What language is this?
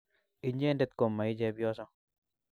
Kalenjin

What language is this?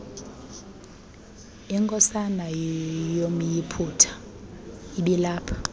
Xhosa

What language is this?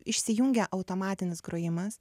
Lithuanian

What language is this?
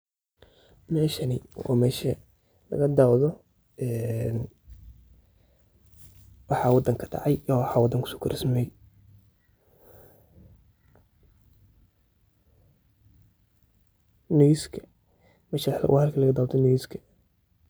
Somali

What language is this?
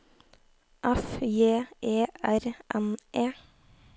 Norwegian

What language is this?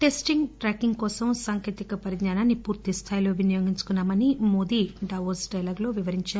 Telugu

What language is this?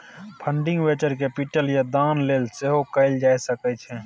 Maithili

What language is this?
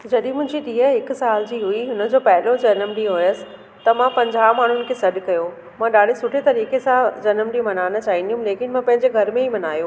Sindhi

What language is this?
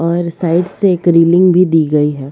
Hindi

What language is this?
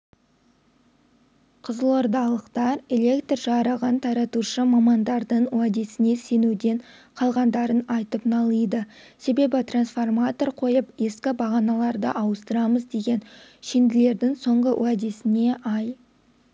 Kazakh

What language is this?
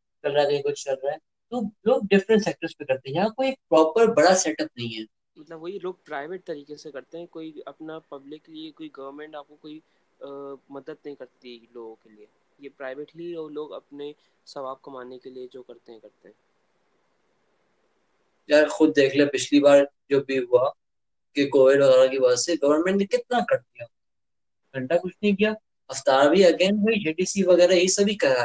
Urdu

